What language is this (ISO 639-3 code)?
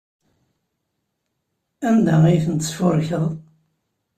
kab